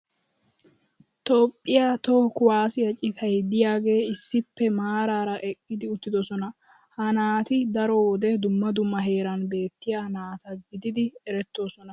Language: Wolaytta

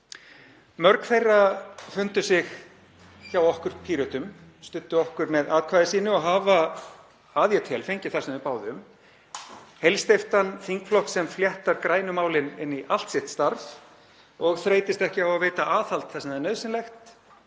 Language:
Icelandic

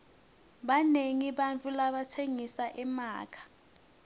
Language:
Swati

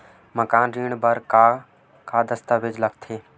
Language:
Chhattisgarhi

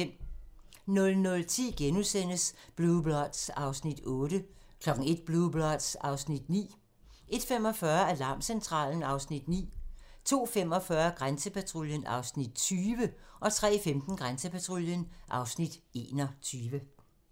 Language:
Danish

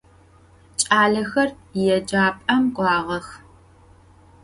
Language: Adyghe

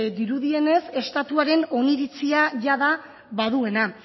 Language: Basque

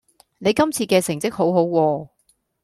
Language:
Cantonese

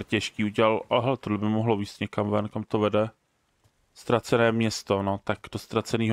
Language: Czech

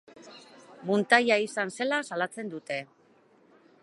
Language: Basque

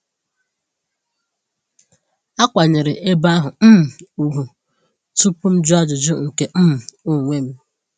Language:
Igbo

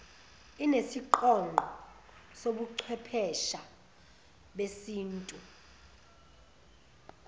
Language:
Zulu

